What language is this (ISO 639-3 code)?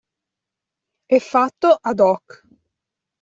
ita